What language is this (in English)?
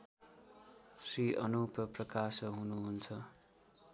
Nepali